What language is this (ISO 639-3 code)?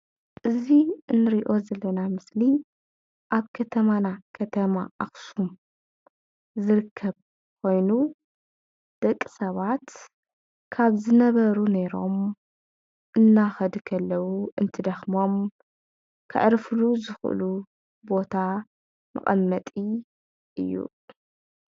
tir